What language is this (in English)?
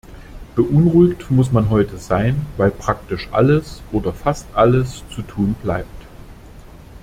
German